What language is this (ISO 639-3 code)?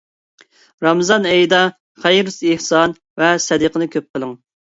uig